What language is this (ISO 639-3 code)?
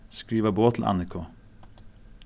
fao